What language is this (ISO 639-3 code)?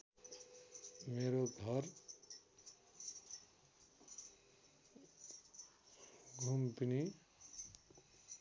nep